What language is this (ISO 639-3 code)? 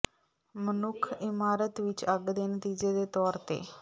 pan